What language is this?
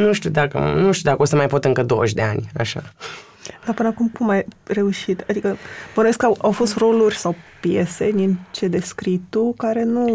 Romanian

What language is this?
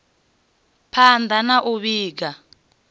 Venda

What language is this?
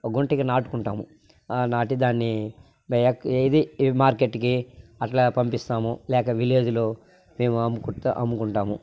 Telugu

